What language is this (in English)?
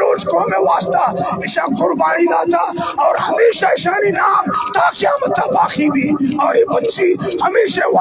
Arabic